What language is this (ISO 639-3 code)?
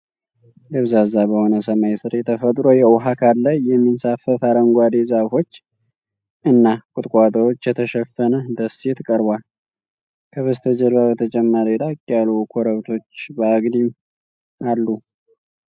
amh